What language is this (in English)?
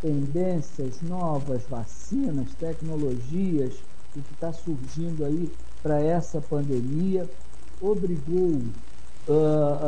Portuguese